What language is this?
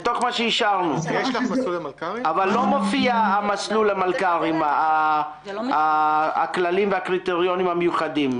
Hebrew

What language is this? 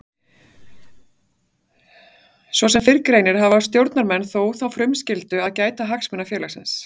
Icelandic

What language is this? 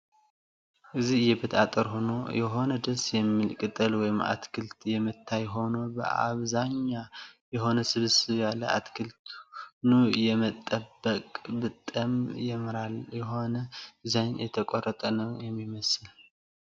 Tigrinya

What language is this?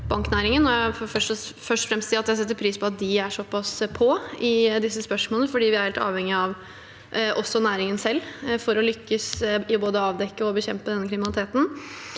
Norwegian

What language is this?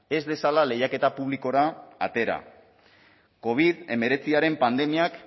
Basque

